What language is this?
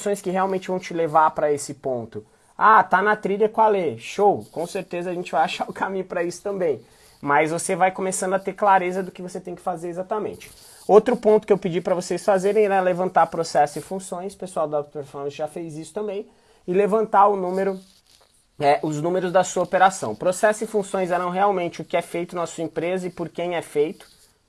Portuguese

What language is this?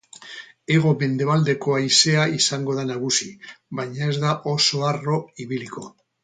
Basque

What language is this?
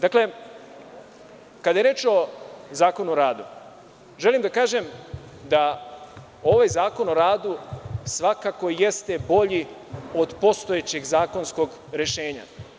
Serbian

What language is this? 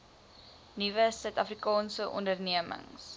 Afrikaans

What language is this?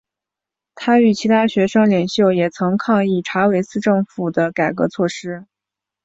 Chinese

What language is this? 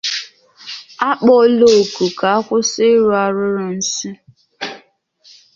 Igbo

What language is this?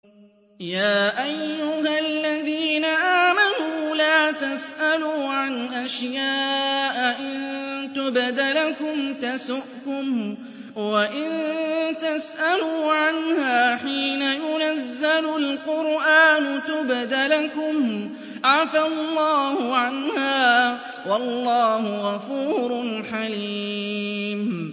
Arabic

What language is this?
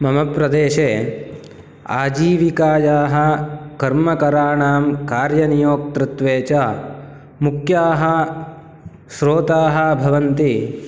Sanskrit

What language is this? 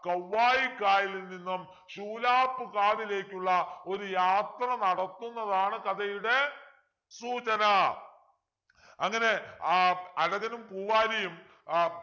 Malayalam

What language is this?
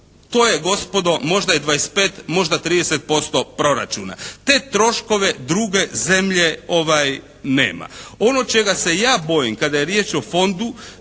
Croatian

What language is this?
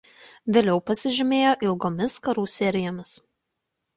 Lithuanian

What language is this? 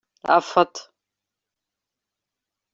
Kabyle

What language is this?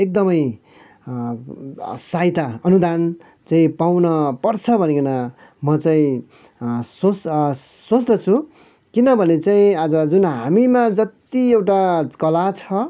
Nepali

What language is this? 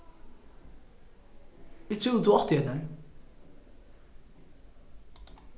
Faroese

